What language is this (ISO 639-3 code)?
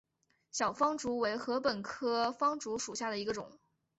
zho